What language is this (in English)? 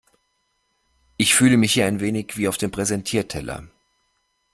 German